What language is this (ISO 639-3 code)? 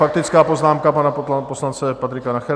ces